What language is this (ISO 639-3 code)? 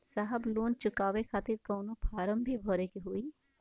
bho